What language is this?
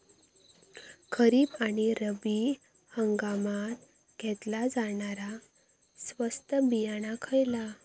Marathi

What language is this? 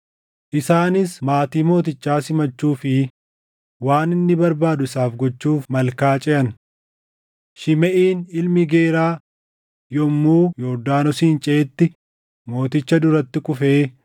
Oromo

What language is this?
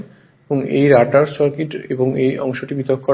Bangla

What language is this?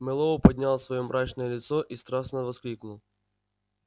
Russian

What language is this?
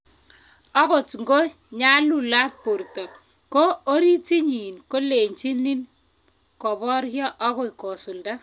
Kalenjin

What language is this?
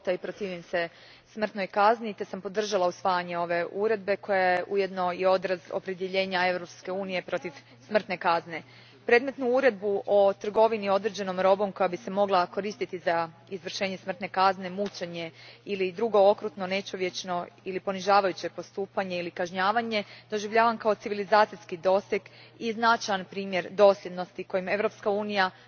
Croatian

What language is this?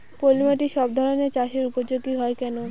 Bangla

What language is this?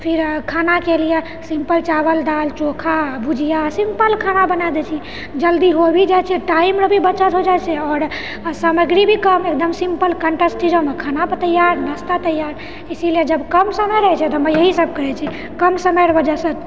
Maithili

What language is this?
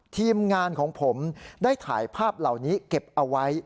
Thai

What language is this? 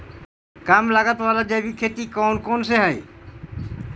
Magahi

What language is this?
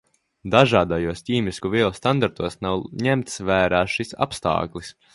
Latvian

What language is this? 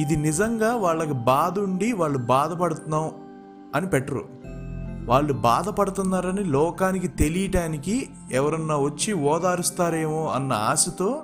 Telugu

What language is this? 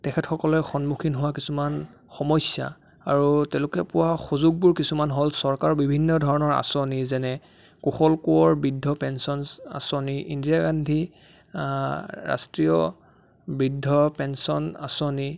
Assamese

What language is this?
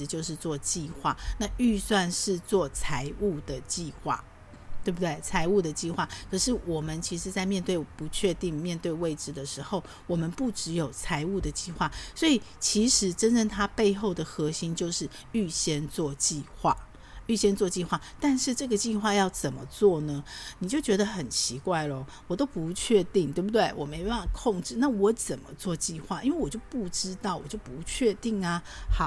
Chinese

